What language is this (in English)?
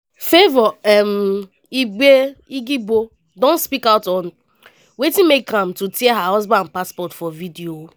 Nigerian Pidgin